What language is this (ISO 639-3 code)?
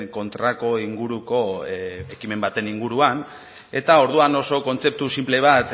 eus